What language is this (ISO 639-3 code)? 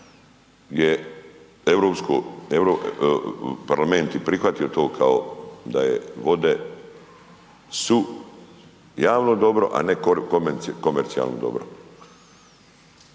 hrv